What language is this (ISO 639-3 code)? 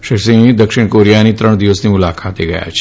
guj